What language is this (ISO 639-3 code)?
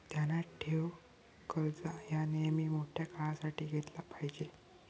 mar